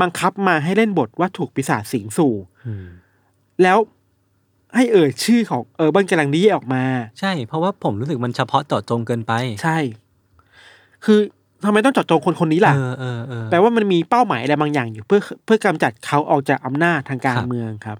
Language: Thai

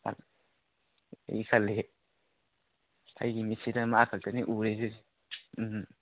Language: Manipuri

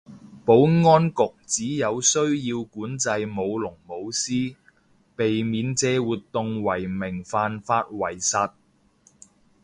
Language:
Cantonese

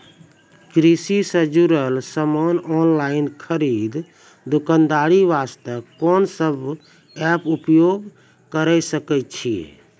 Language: Maithili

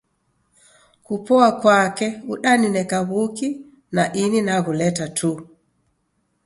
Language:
Taita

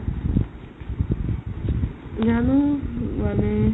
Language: Assamese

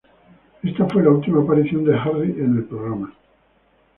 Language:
Spanish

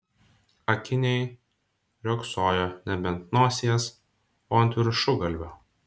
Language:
Lithuanian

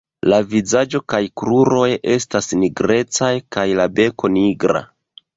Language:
Esperanto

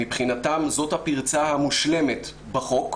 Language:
Hebrew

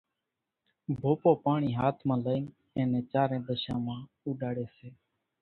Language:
Kachi Koli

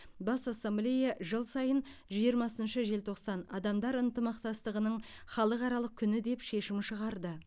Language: Kazakh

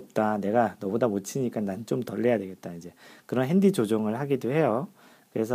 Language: Korean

